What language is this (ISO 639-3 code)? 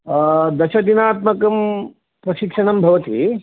san